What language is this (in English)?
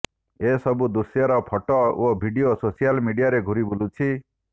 Odia